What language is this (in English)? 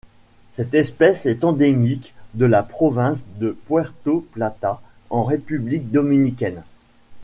French